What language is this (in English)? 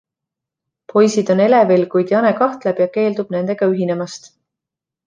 Estonian